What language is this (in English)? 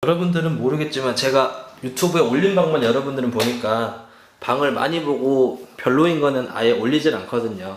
Korean